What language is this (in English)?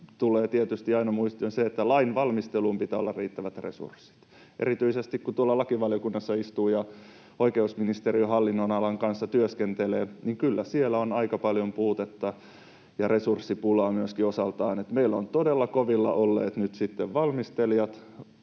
Finnish